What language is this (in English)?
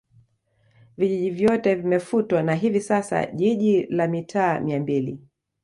Swahili